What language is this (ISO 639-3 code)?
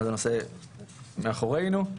heb